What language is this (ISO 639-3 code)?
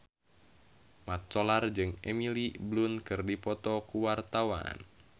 sun